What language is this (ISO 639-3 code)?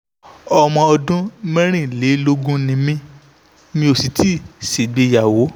yor